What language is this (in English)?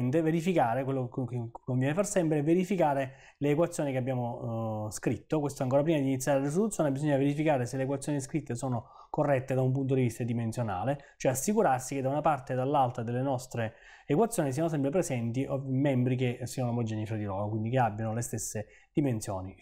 Italian